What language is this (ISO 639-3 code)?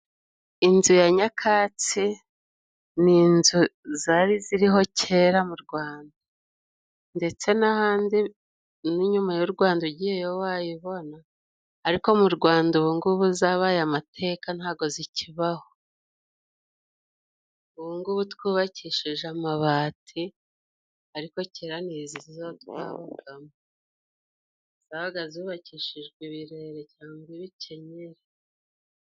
kin